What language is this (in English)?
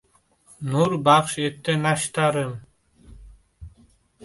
Uzbek